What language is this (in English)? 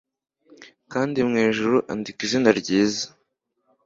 Kinyarwanda